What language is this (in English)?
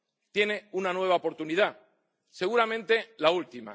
Spanish